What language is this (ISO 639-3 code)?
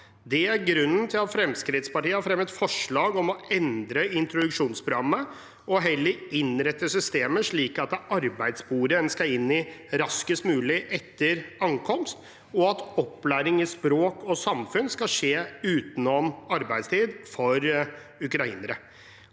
nor